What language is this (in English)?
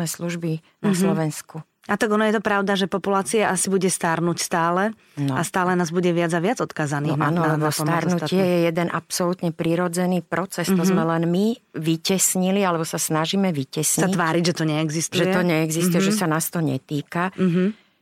Slovak